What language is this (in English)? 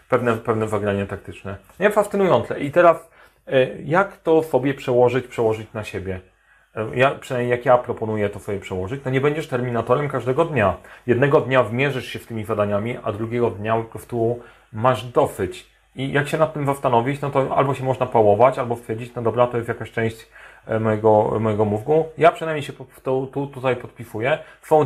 Polish